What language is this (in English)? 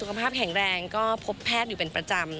Thai